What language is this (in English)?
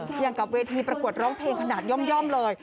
Thai